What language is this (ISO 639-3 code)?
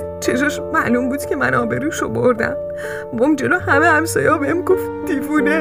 fas